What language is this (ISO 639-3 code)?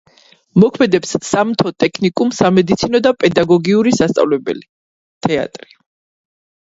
kat